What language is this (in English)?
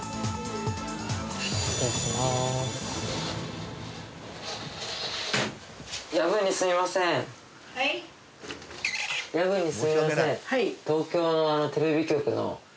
Japanese